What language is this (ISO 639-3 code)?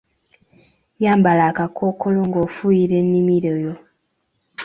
lug